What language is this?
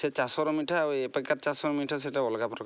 Odia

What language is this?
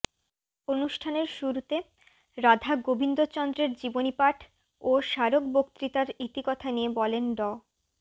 Bangla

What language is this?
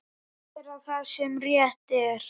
Icelandic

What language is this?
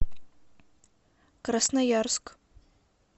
Russian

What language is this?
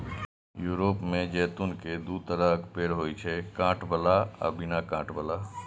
Maithili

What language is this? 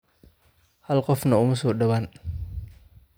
Somali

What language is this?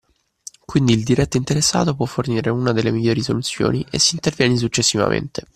Italian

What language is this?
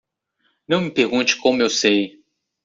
Portuguese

